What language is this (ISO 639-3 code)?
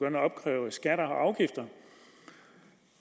dan